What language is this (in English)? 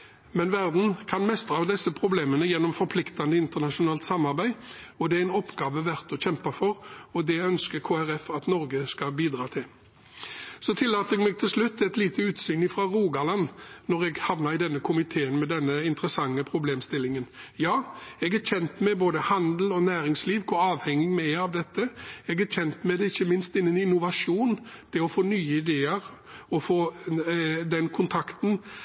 Norwegian Bokmål